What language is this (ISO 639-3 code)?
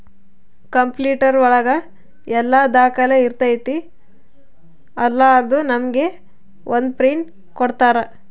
kan